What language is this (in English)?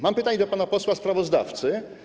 Polish